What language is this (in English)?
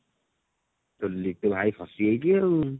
Odia